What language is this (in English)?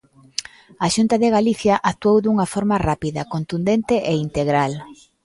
Galician